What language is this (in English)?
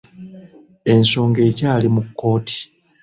Ganda